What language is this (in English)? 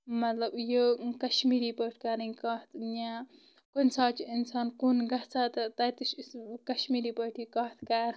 Kashmiri